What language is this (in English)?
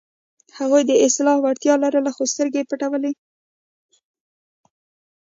Pashto